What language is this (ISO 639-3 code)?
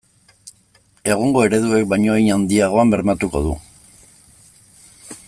eus